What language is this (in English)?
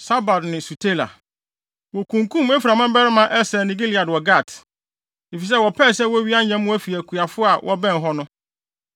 Akan